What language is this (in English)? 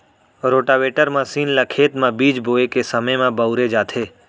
Chhattisgarhi